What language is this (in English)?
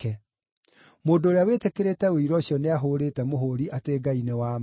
Kikuyu